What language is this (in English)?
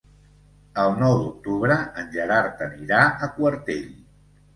Catalan